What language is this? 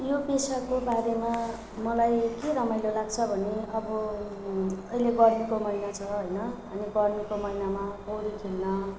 Nepali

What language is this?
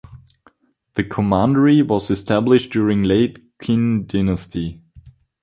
English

